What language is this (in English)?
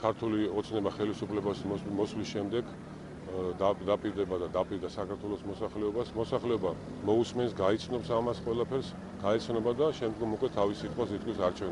Romanian